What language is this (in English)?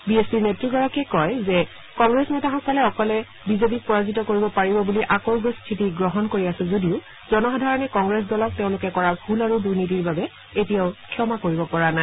Assamese